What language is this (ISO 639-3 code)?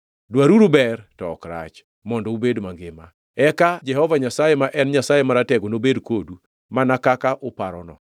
luo